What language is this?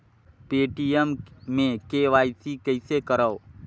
Chhattisgarhi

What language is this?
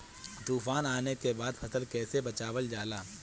Bhojpuri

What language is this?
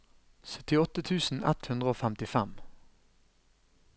Norwegian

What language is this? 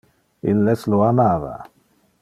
Interlingua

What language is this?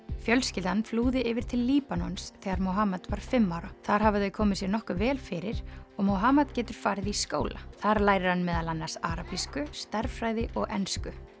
Icelandic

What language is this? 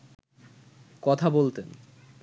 Bangla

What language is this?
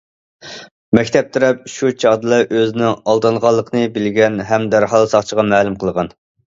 Uyghur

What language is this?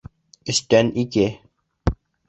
Bashkir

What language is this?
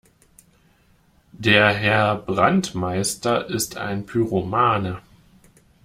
German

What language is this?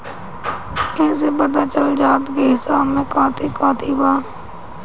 Bhojpuri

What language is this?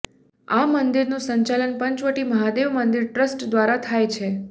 Gujarati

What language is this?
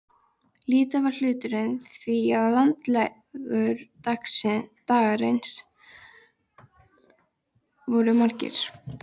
Icelandic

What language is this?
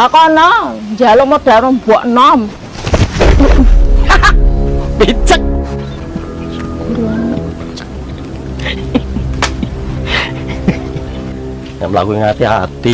Indonesian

